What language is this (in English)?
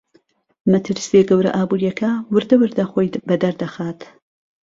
Central Kurdish